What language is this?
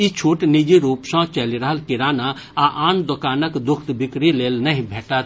Maithili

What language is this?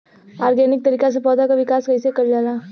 Bhojpuri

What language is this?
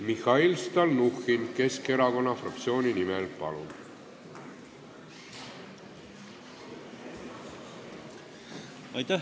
Estonian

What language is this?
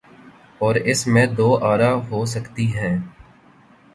Urdu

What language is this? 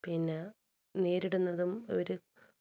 Malayalam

